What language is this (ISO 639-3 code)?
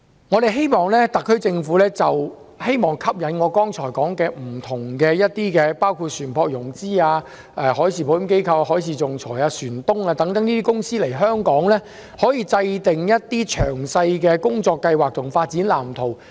yue